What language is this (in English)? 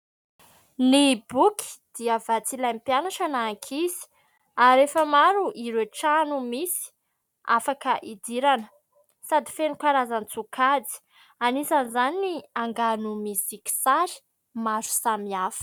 Malagasy